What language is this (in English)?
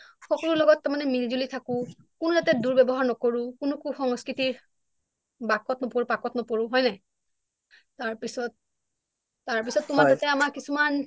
Assamese